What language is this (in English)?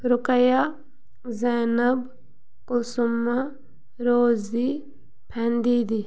Kashmiri